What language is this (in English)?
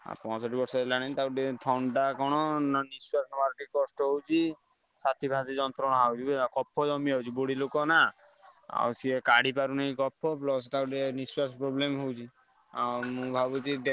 Odia